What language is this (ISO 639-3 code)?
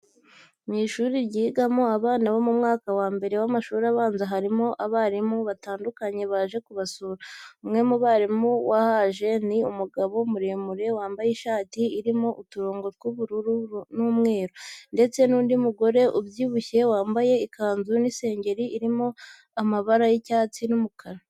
kin